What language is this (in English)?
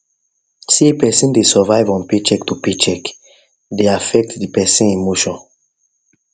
Nigerian Pidgin